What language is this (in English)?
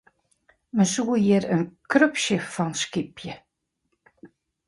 Western Frisian